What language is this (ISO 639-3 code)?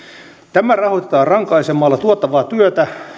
fin